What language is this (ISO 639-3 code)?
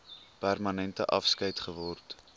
afr